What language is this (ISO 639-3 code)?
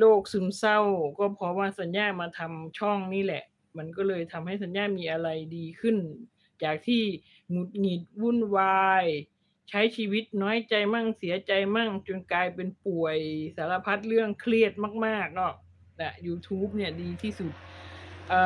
tha